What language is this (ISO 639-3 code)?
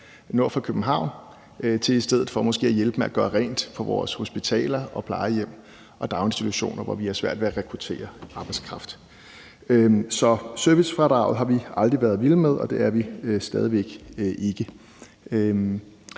dan